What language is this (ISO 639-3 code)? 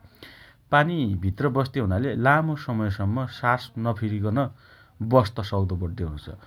dty